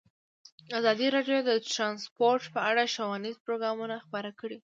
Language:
Pashto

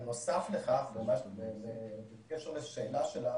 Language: Hebrew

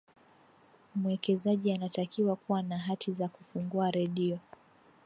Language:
Swahili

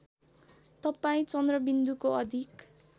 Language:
Nepali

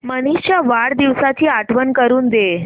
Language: Marathi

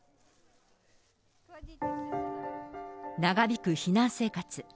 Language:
Japanese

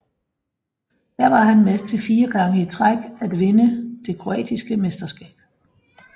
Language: Danish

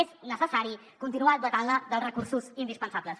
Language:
Catalan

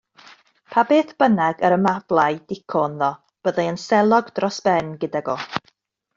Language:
Welsh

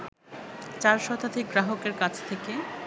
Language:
Bangla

